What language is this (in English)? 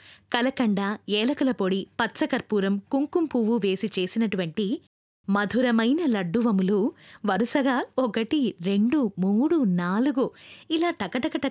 Telugu